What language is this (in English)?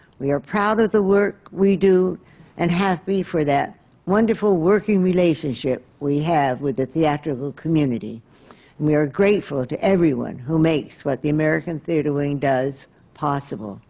English